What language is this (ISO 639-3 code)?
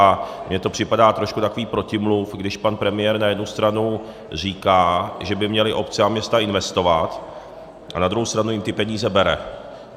ces